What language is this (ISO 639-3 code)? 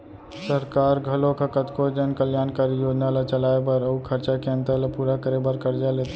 hne